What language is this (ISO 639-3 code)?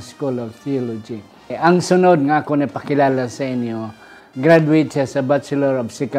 fil